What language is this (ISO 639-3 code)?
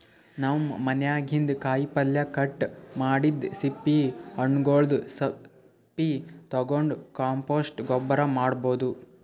kan